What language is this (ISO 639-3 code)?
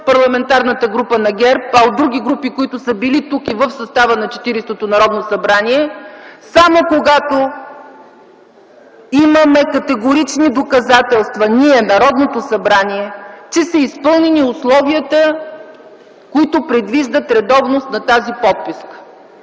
bul